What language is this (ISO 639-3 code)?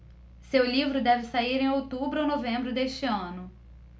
por